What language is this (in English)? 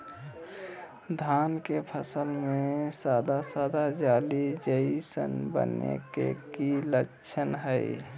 Magahi